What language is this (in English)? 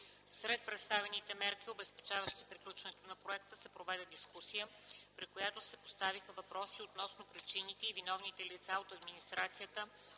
Bulgarian